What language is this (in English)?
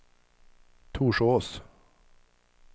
Swedish